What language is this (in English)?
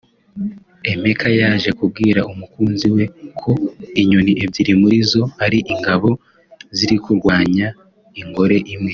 Kinyarwanda